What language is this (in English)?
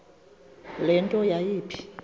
Xhosa